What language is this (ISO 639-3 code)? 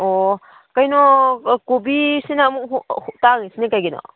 mni